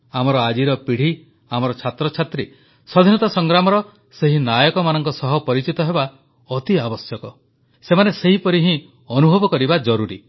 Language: Odia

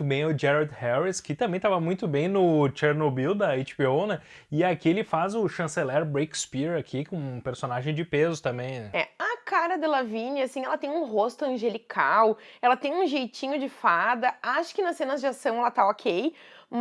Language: Portuguese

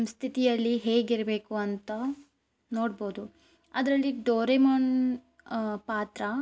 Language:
Kannada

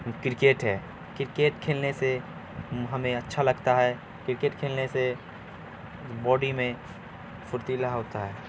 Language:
Urdu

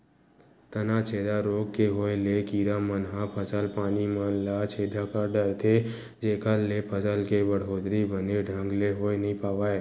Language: Chhattisgarhi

